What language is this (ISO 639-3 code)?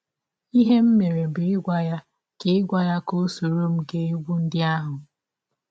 ibo